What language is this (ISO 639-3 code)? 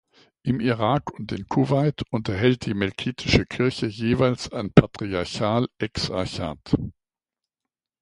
deu